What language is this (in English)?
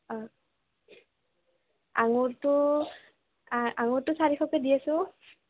Assamese